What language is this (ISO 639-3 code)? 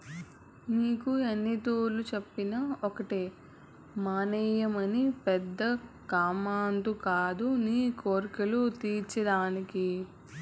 tel